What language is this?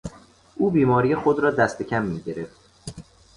Persian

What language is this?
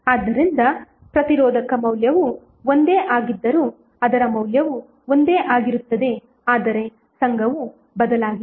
Kannada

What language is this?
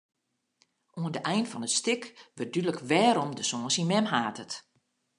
Western Frisian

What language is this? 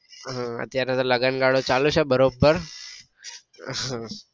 Gujarati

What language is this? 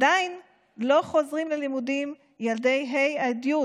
Hebrew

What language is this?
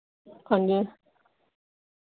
Dogri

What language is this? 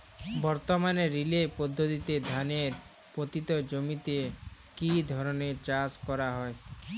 Bangla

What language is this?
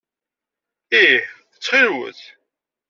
Kabyle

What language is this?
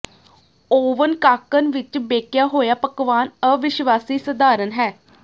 Punjabi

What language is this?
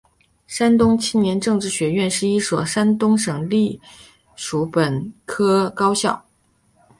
Chinese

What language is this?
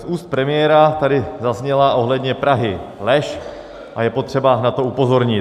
Czech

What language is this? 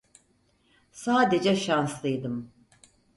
Turkish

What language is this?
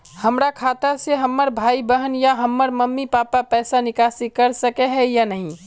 Magahi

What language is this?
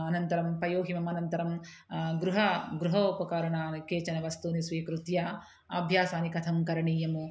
Sanskrit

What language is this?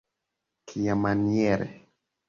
Esperanto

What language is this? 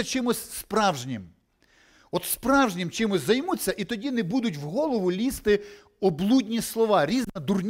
Ukrainian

